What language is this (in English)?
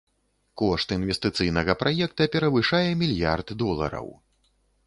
Belarusian